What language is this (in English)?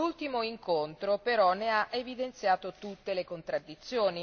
Italian